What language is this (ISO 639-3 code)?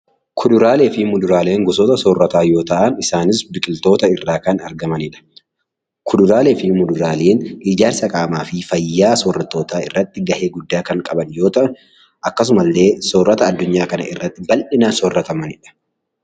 orm